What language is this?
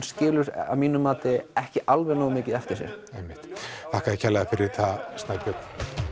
Icelandic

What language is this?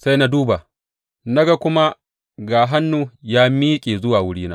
Hausa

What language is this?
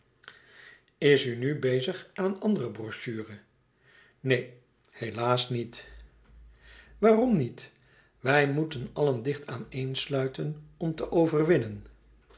Dutch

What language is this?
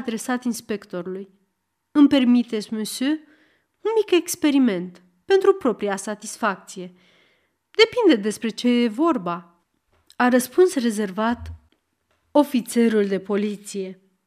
Romanian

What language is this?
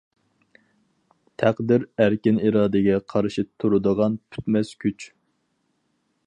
Uyghur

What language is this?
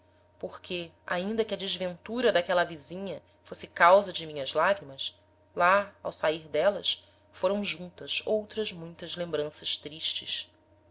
Portuguese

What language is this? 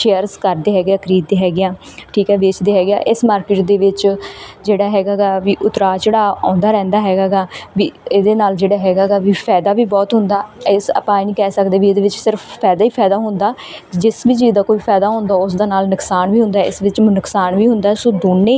Punjabi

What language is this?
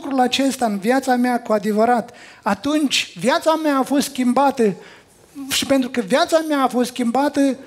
Romanian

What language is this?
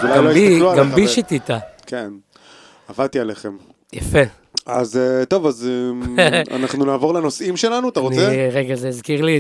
Hebrew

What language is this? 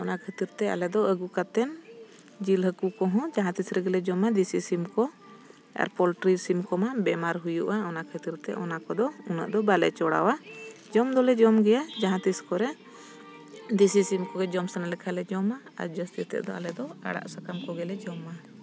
Santali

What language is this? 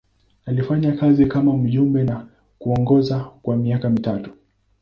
Swahili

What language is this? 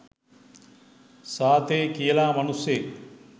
Sinhala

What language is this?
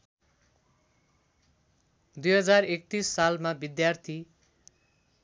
Nepali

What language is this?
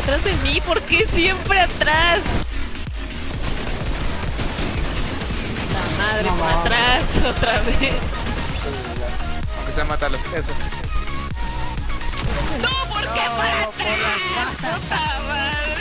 Spanish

